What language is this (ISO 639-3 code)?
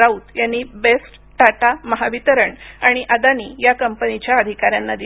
mar